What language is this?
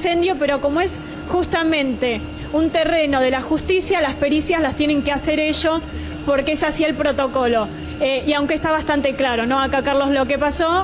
Spanish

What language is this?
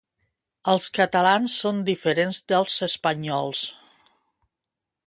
Catalan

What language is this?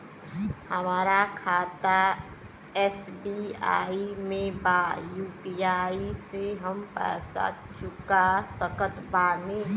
Bhojpuri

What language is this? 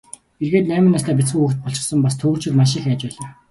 Mongolian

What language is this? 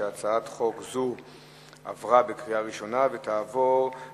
Hebrew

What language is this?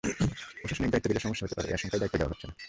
Bangla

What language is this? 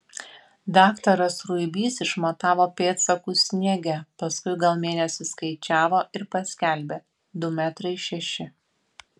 Lithuanian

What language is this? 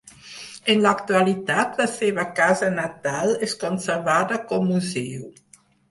Catalan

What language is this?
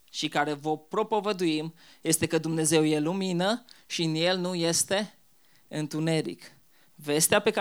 Romanian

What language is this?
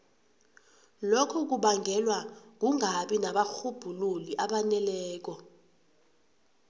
South Ndebele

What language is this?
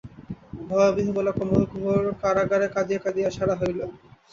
Bangla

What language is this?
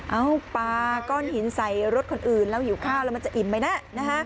Thai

